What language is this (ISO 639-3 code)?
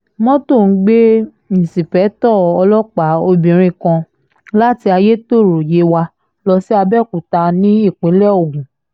yor